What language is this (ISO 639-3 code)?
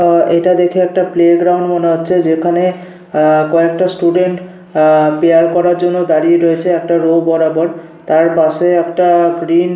ben